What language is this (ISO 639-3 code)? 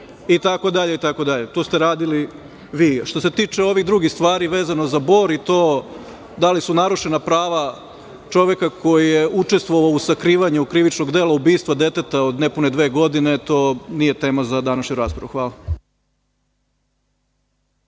srp